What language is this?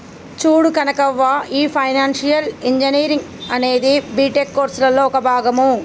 Telugu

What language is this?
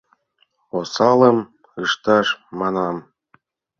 Mari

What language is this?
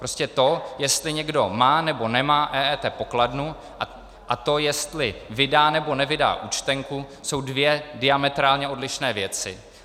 Czech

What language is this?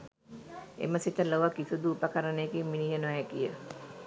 Sinhala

